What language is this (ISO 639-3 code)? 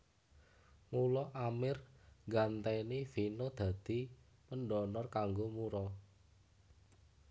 jav